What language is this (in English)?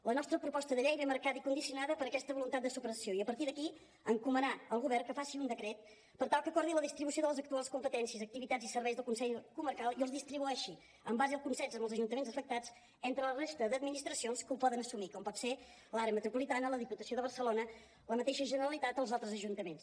Catalan